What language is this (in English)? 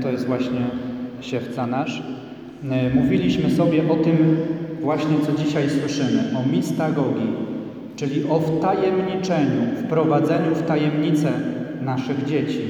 Polish